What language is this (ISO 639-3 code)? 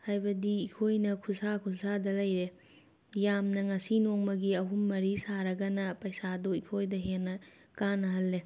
mni